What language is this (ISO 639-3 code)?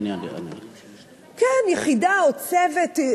heb